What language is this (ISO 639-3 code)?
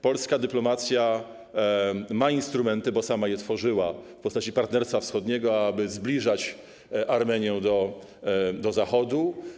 pol